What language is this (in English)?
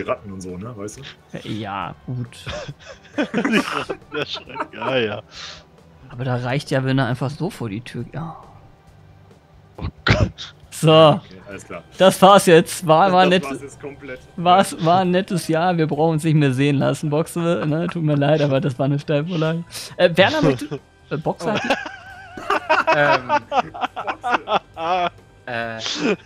German